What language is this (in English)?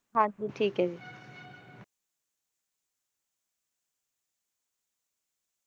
Punjabi